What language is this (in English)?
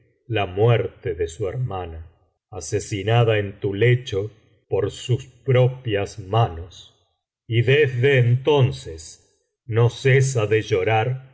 Spanish